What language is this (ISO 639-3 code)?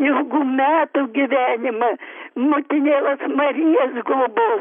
lit